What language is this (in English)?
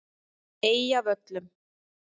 Icelandic